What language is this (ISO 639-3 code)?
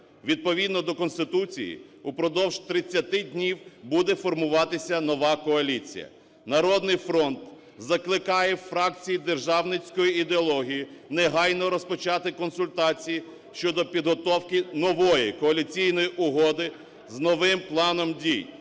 ukr